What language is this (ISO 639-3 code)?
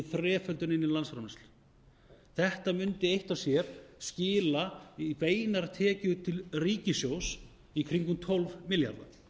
isl